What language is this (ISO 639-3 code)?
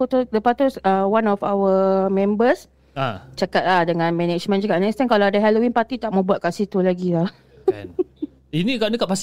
msa